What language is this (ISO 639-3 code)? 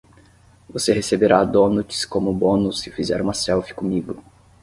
por